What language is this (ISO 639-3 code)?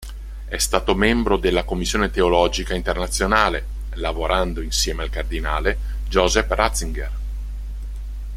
ita